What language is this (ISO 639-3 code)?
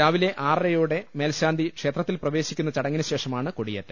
mal